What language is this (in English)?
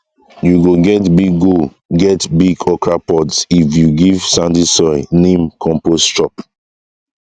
Nigerian Pidgin